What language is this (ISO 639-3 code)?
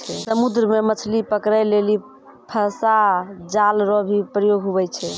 mai